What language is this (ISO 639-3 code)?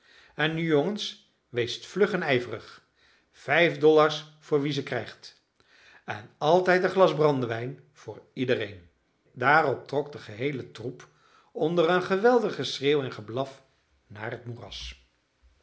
nld